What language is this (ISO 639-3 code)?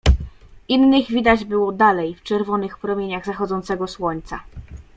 pol